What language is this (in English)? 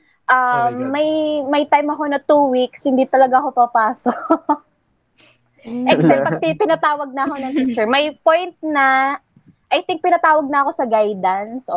Filipino